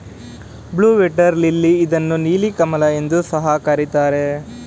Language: Kannada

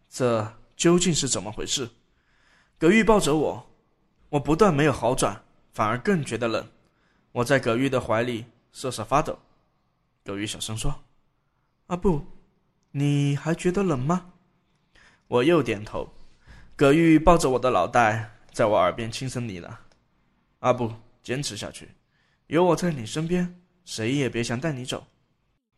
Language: Chinese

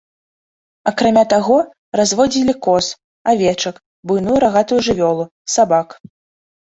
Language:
Belarusian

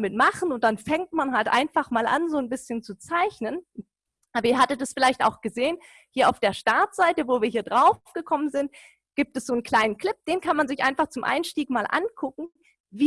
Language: German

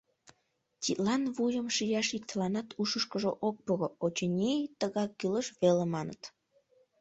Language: Mari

